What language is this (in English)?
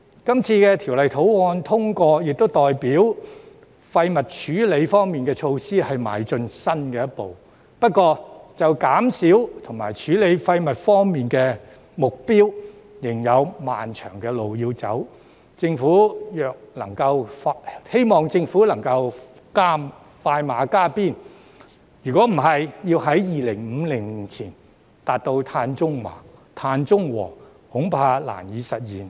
Cantonese